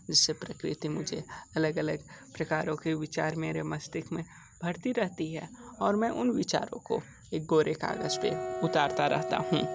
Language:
Hindi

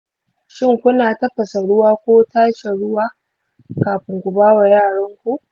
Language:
Hausa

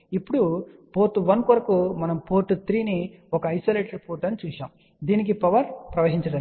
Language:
Telugu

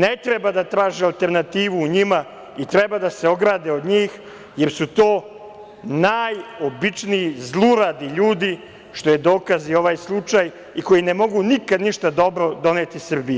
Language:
Serbian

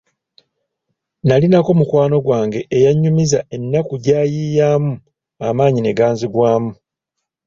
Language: Ganda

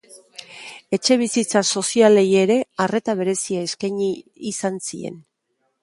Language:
Basque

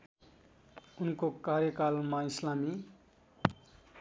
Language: Nepali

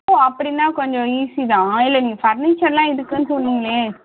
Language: Tamil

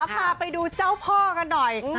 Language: Thai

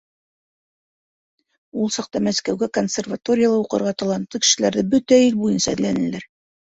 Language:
Bashkir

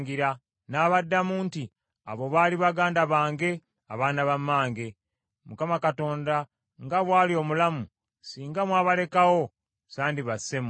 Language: Ganda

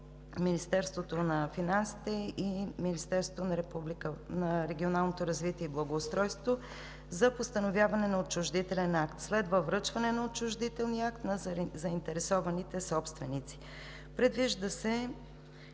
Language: Bulgarian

